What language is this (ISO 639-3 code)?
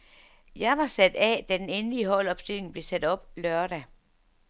dan